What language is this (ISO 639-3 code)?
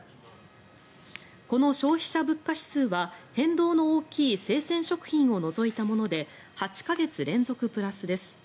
jpn